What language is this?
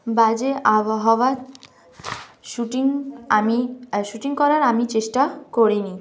Bangla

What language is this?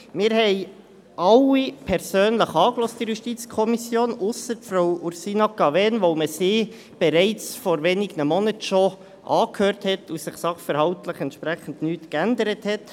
Swiss German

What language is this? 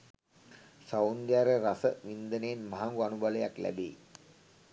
Sinhala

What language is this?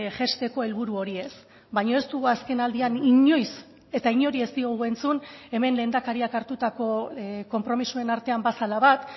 Basque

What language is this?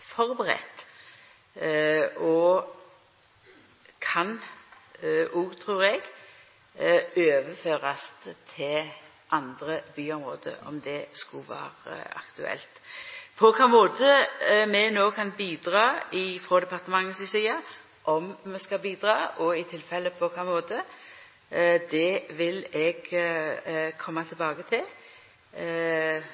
Norwegian Nynorsk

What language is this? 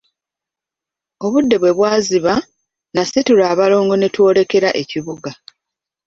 Ganda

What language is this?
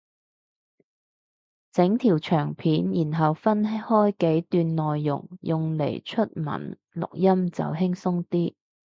Cantonese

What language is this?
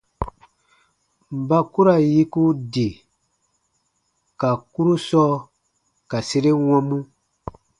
Baatonum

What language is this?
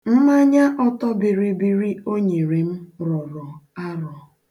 Igbo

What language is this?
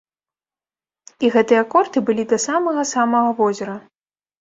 Belarusian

